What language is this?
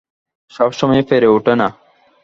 Bangla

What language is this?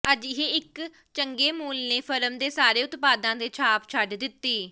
Punjabi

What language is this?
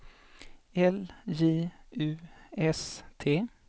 Swedish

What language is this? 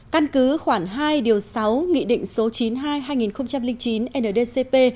Vietnamese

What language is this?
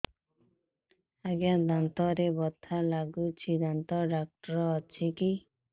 Odia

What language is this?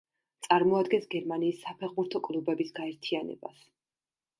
Georgian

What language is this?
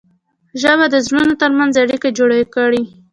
Pashto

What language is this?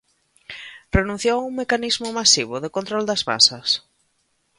Galician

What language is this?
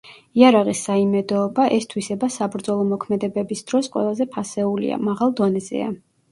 Georgian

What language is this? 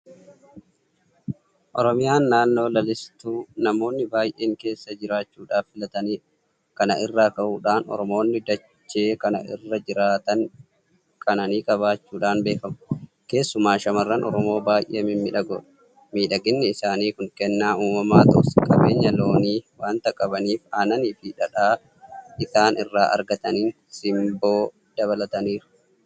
Oromo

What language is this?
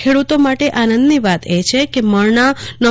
Gujarati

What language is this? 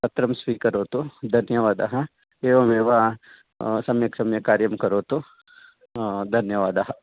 Sanskrit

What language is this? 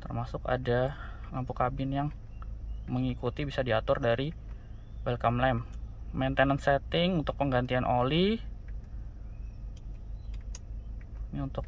Indonesian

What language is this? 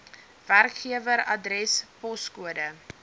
Afrikaans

